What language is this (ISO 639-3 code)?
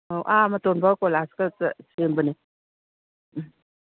mni